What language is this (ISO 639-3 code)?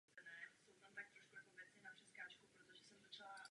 ces